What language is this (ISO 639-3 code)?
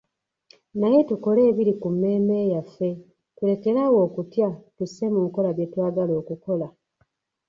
lug